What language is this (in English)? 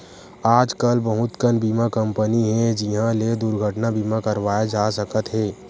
Chhattisgarhi